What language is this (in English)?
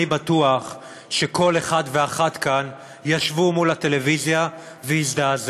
Hebrew